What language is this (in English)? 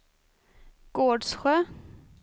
Swedish